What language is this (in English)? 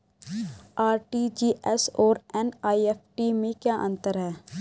Hindi